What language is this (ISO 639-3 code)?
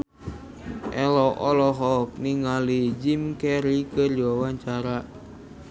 sun